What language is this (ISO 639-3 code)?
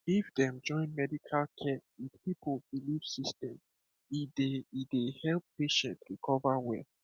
pcm